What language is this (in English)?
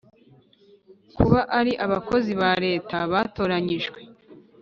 Kinyarwanda